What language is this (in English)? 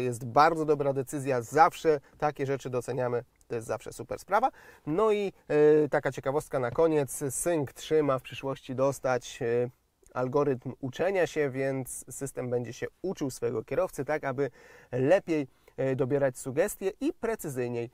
Polish